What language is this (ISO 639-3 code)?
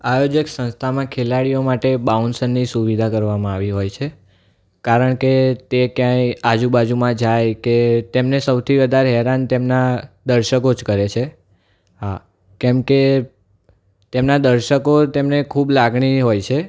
guj